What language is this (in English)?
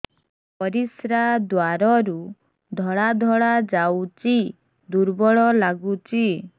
Odia